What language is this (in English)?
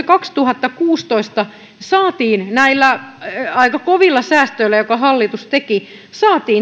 Finnish